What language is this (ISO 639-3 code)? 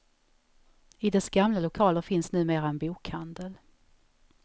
swe